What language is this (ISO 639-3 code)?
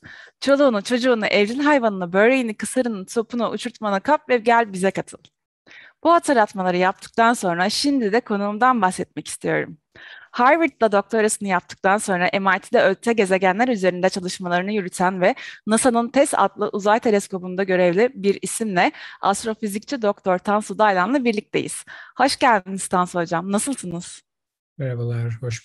tur